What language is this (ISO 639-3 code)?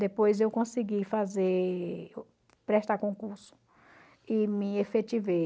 por